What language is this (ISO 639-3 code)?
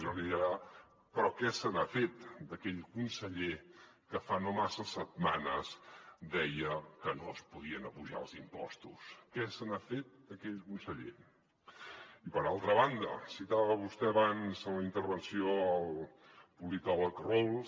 cat